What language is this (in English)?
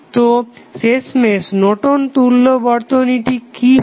Bangla